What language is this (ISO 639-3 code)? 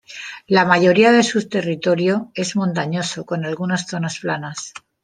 spa